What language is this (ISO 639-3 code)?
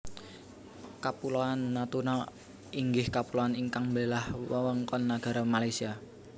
jav